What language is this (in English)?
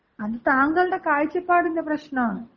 Malayalam